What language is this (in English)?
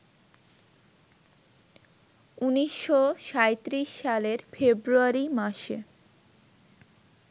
Bangla